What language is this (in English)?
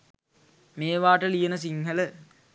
Sinhala